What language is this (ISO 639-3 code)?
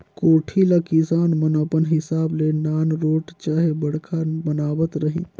hne